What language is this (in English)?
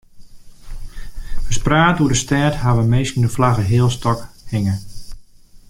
Western Frisian